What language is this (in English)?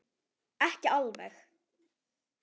Icelandic